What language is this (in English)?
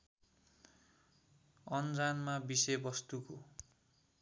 Nepali